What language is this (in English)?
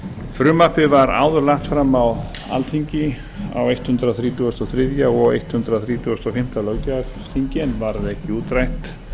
Icelandic